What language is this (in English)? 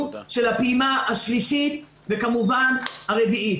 Hebrew